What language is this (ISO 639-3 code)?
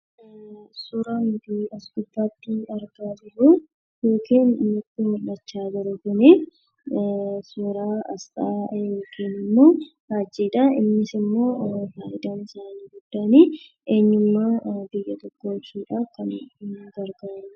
orm